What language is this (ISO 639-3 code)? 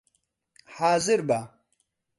ckb